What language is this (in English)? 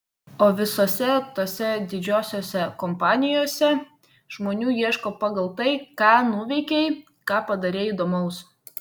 Lithuanian